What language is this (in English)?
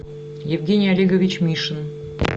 Russian